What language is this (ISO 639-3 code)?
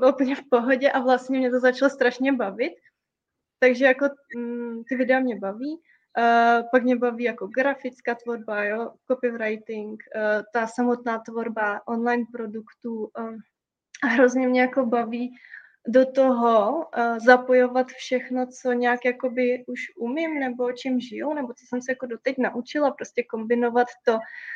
ces